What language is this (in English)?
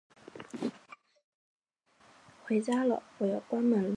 Chinese